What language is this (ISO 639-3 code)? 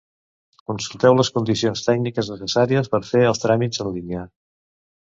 cat